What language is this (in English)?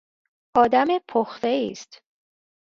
Persian